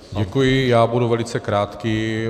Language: Czech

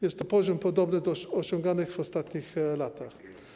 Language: Polish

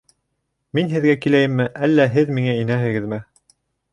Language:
Bashkir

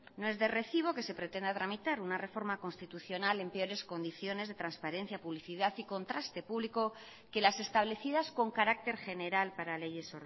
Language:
Spanish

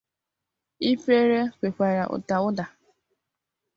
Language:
Igbo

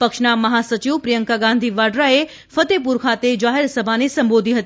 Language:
Gujarati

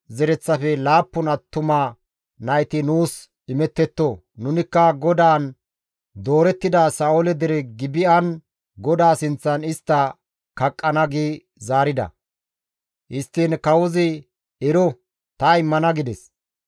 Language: Gamo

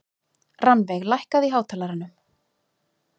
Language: Icelandic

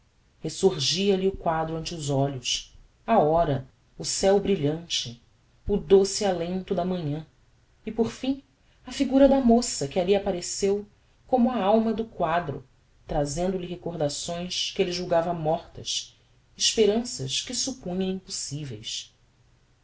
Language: Portuguese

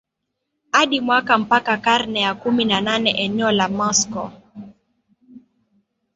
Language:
Swahili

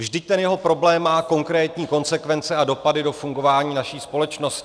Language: Czech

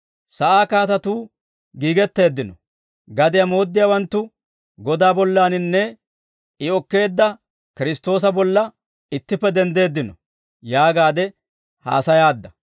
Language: Dawro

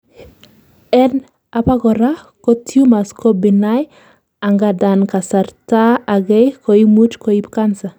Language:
Kalenjin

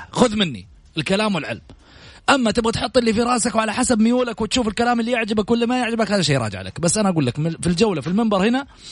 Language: Arabic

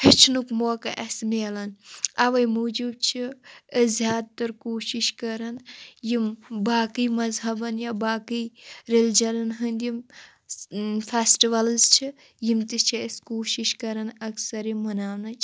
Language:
Kashmiri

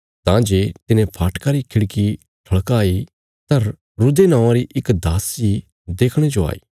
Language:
Bilaspuri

